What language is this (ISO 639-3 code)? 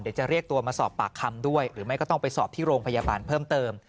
tha